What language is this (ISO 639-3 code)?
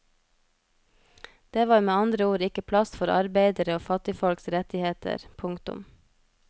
nor